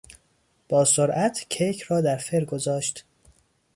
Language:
Persian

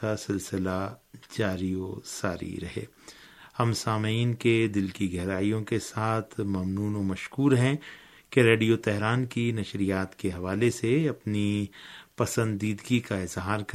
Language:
Urdu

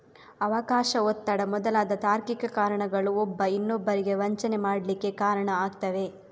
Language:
Kannada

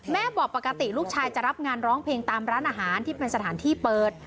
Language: Thai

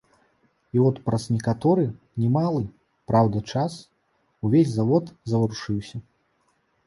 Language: Belarusian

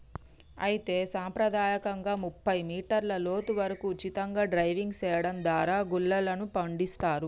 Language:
Telugu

